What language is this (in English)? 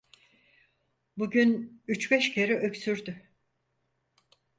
Turkish